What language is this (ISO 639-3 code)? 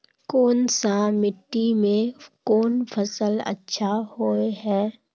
mag